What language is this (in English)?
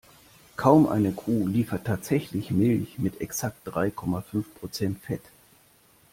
German